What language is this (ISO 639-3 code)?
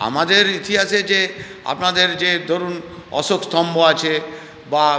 ben